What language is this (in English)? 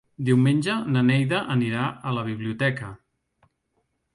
Catalan